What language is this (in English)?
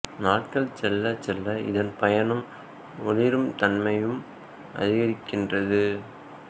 Tamil